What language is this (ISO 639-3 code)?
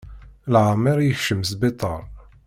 kab